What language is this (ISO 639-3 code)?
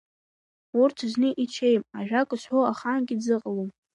abk